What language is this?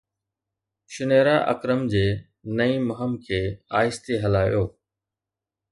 Sindhi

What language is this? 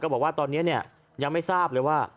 Thai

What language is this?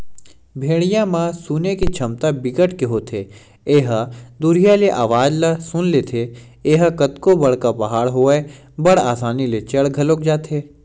Chhattisgarhi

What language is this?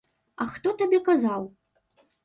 Belarusian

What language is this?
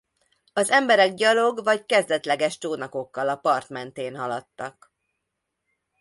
Hungarian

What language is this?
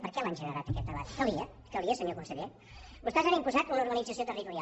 Catalan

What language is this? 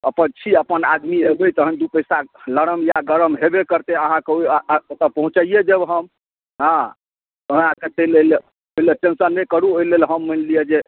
Maithili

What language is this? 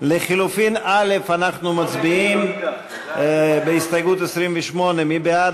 Hebrew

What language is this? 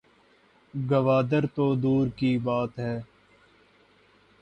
Urdu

